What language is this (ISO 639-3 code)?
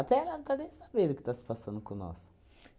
por